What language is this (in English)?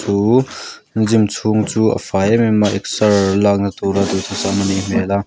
Mizo